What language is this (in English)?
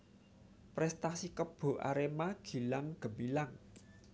Javanese